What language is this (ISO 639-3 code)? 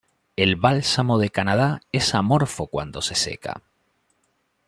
spa